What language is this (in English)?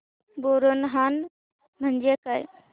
Marathi